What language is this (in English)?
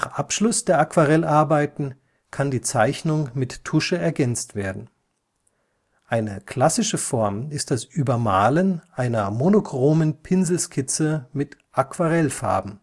German